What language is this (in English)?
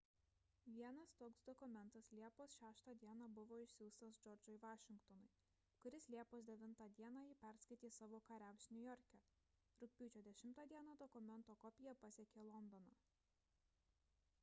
Lithuanian